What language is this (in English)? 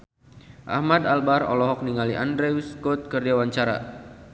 Sundanese